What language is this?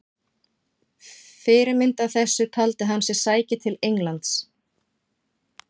Icelandic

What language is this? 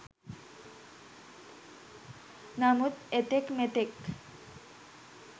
Sinhala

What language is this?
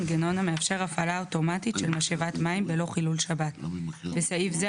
Hebrew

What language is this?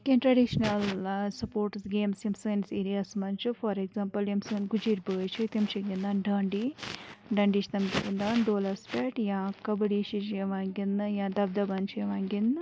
Kashmiri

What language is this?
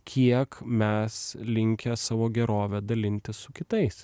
Lithuanian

